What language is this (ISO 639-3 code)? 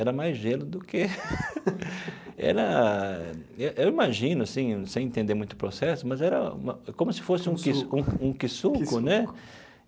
por